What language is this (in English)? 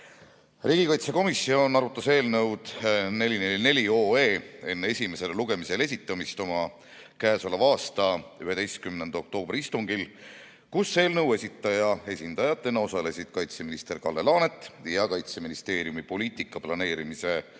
Estonian